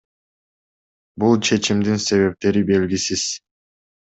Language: Kyrgyz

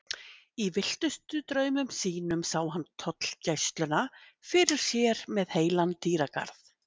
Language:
Icelandic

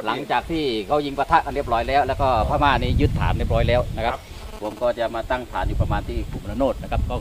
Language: Thai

